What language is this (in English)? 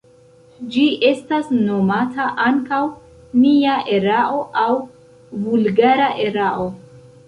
Esperanto